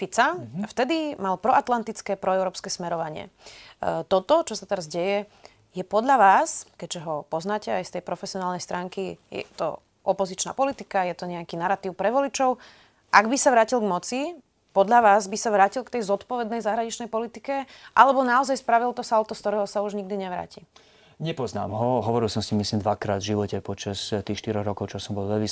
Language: Slovak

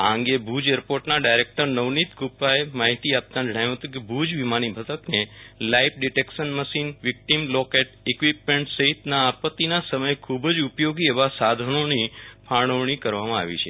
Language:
Gujarati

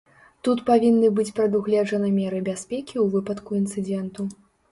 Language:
Belarusian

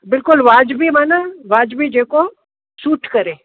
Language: Sindhi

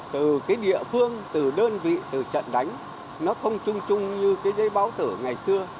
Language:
Vietnamese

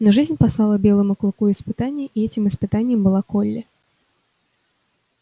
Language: Russian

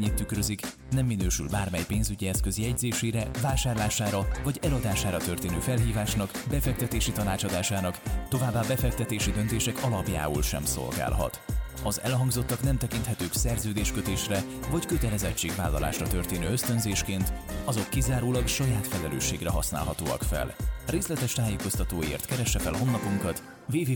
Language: Hungarian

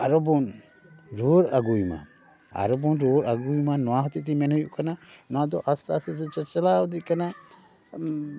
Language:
Santali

